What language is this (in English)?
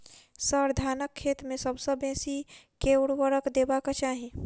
Maithili